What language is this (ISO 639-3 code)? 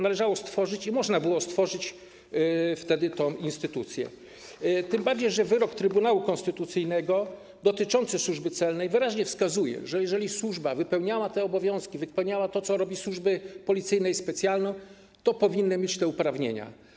pol